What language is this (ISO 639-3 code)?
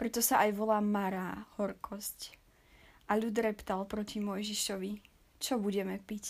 slk